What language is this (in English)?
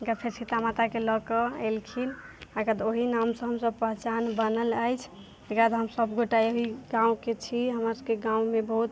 Maithili